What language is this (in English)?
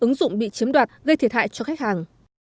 Vietnamese